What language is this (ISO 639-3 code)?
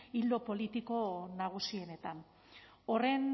eus